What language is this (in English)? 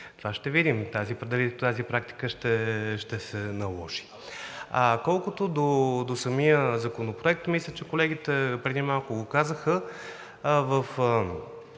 Bulgarian